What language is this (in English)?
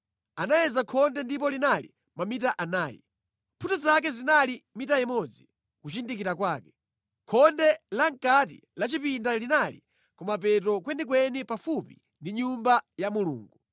Nyanja